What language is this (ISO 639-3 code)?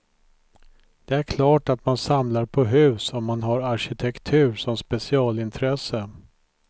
swe